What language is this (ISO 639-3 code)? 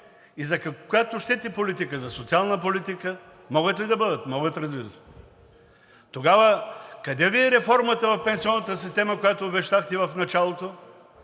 bul